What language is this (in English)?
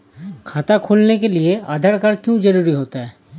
Hindi